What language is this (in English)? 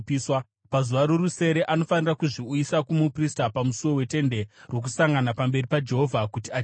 Shona